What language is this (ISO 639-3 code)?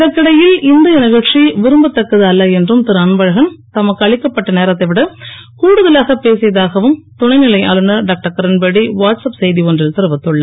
tam